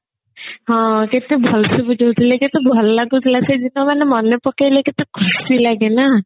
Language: Odia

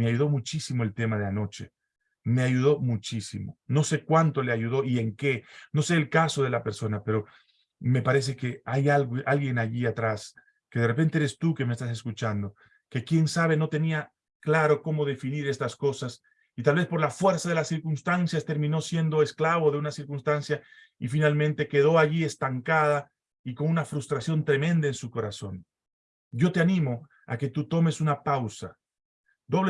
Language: Spanish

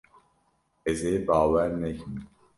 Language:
Kurdish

